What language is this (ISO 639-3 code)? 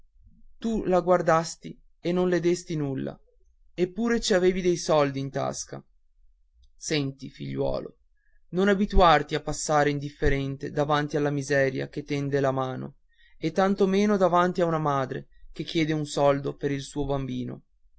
ita